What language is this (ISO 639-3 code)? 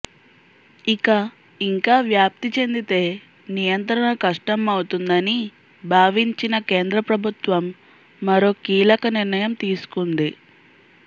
tel